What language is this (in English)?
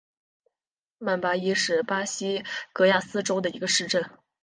Chinese